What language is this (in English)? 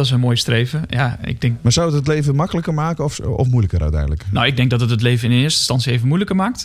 Dutch